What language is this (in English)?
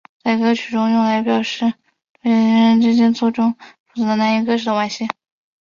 Chinese